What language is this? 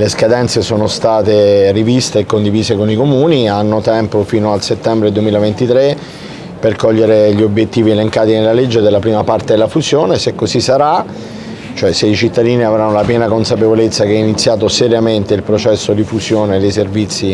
Italian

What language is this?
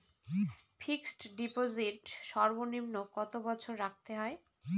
Bangla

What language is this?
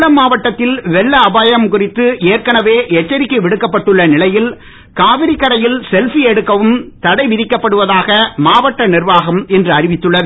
Tamil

